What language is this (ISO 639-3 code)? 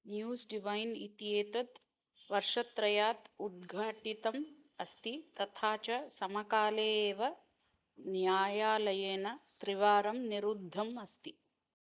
san